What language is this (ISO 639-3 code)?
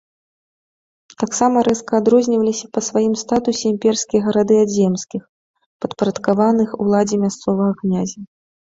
bel